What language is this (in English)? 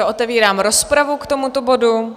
Czech